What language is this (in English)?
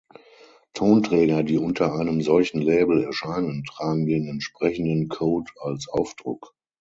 German